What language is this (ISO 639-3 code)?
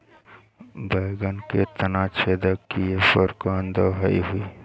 bho